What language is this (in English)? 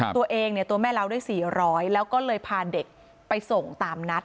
Thai